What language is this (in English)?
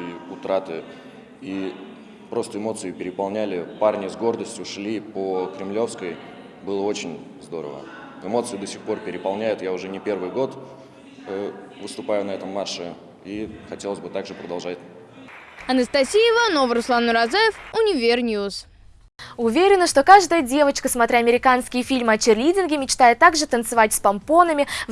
Russian